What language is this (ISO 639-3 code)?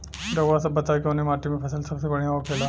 bho